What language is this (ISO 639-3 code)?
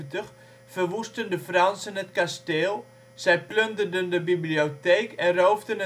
nld